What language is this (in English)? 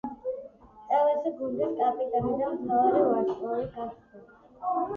Georgian